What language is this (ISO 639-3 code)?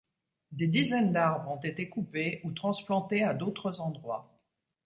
fra